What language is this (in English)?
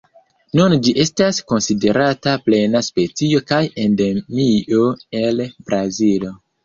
Esperanto